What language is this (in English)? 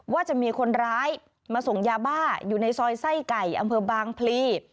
Thai